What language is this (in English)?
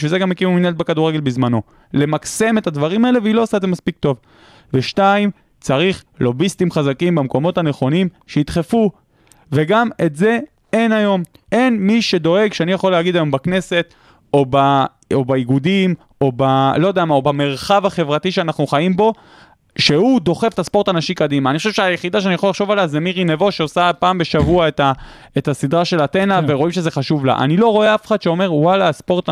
Hebrew